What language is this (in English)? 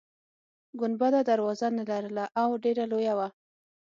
Pashto